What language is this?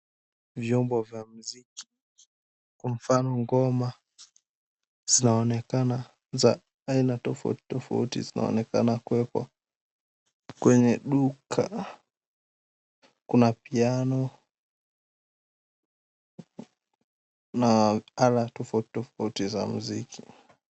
Swahili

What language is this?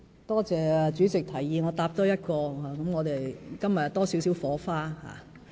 Cantonese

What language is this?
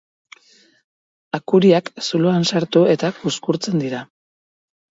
Basque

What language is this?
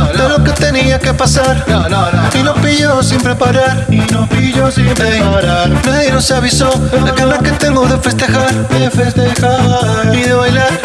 German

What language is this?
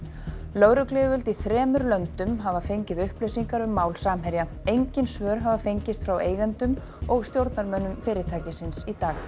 Icelandic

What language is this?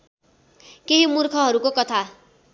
Nepali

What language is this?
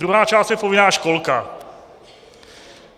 Czech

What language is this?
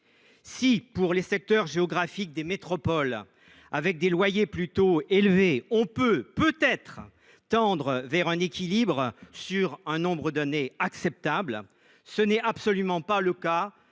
French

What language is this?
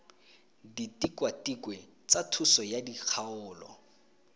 Tswana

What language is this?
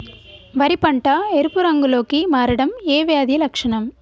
Telugu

